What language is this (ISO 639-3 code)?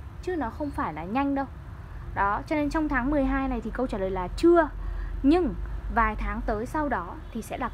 vie